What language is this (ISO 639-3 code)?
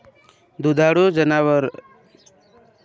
mar